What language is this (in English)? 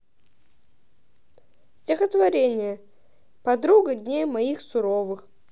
Russian